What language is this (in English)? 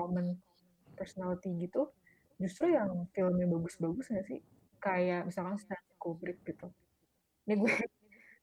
Indonesian